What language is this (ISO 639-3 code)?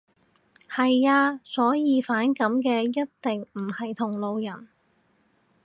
yue